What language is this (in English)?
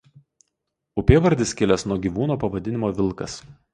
Lithuanian